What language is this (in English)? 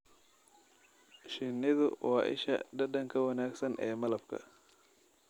Somali